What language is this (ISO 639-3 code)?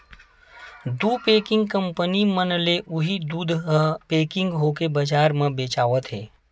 hne